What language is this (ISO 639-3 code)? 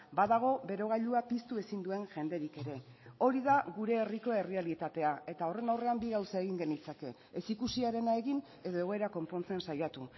eus